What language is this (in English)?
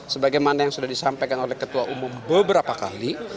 Indonesian